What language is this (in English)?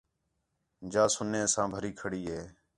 Khetrani